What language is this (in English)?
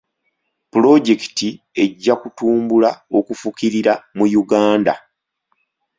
Ganda